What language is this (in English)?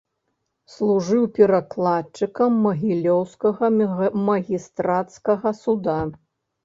Belarusian